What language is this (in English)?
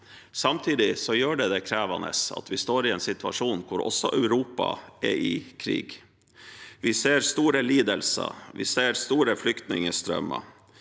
Norwegian